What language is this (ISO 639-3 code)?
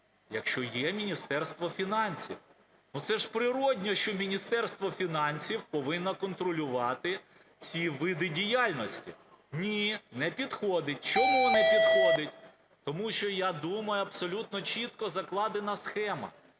ukr